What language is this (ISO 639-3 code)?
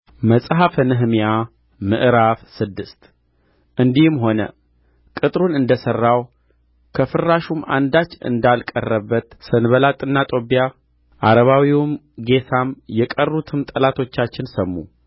amh